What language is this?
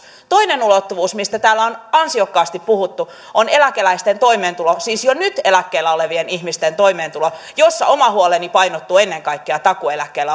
Finnish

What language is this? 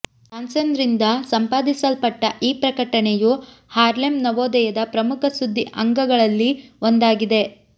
Kannada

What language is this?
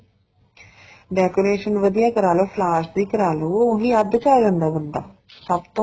Punjabi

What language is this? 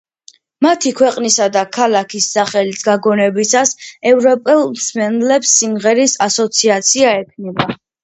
Georgian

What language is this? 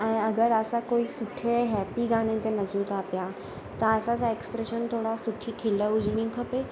Sindhi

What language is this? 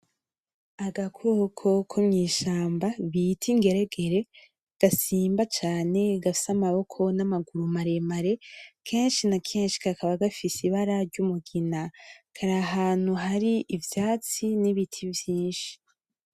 Rundi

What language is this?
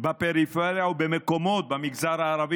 Hebrew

